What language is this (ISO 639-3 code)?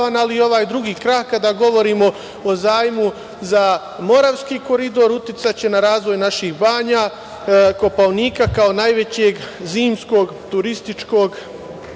srp